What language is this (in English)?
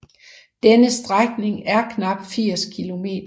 Danish